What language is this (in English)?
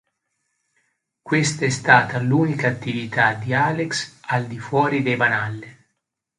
Italian